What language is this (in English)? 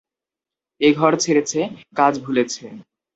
Bangla